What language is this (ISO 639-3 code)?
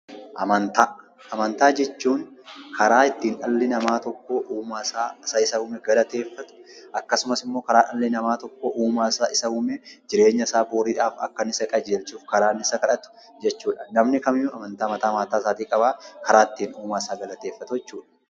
orm